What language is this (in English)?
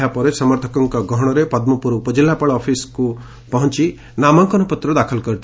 Odia